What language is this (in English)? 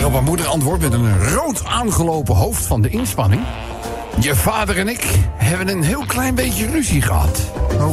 Dutch